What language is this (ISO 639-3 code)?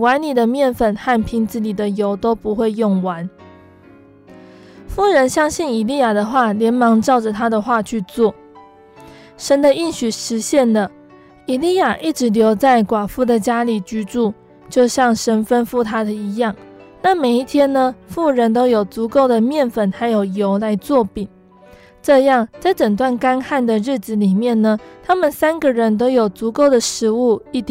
zho